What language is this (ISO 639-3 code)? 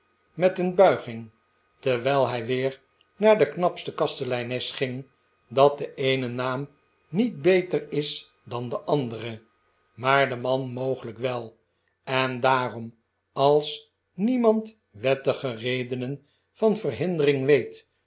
nld